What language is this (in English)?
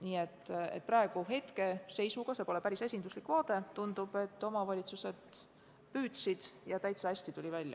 Estonian